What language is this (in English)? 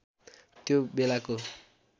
Nepali